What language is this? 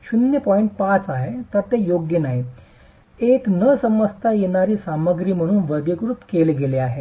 Marathi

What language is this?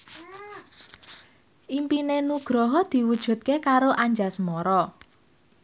Javanese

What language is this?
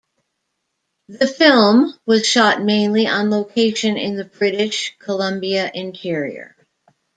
English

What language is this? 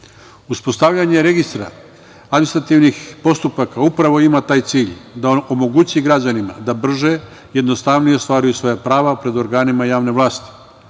Serbian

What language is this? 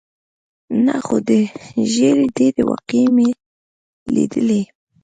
Pashto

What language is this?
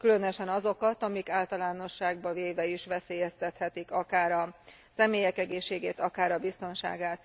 Hungarian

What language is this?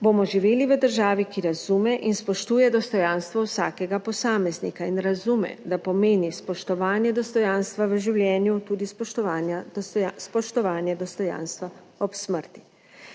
Slovenian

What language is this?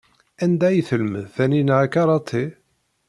Kabyle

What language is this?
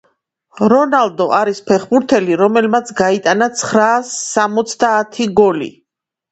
Georgian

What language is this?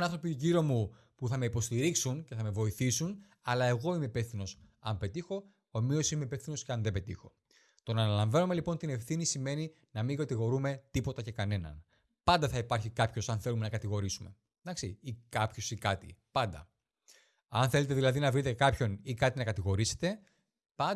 Greek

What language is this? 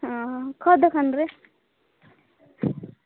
Odia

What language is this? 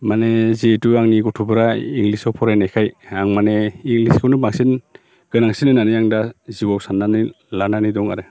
Bodo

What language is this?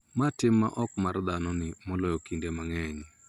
Luo (Kenya and Tanzania)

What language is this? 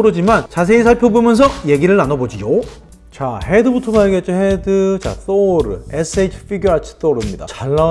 Korean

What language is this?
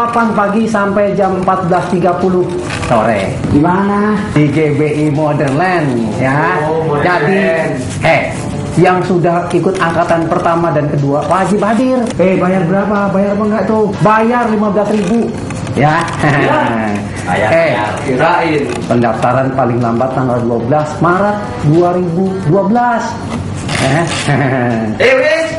Indonesian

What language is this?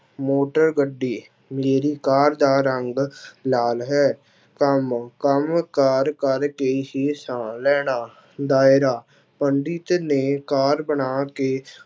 Punjabi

